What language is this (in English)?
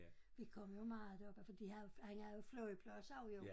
Danish